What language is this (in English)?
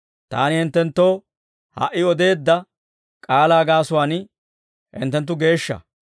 Dawro